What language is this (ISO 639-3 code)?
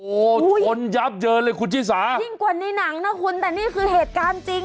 tha